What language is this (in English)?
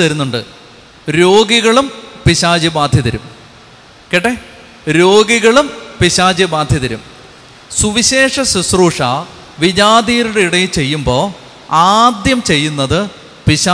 Malayalam